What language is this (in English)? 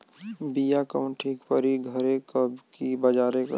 Bhojpuri